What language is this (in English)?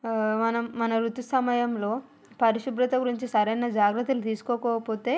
Telugu